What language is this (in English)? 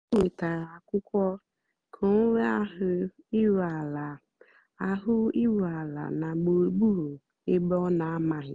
Igbo